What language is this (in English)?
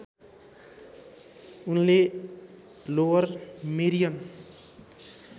Nepali